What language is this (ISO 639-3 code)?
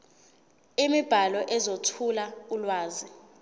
zul